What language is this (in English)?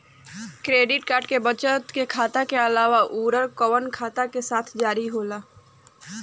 Bhojpuri